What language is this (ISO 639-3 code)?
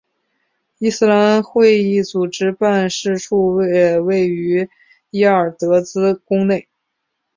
zho